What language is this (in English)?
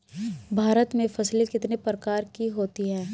Hindi